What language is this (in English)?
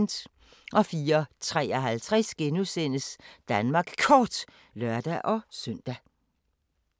Danish